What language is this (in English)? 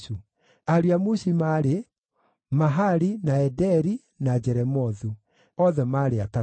Kikuyu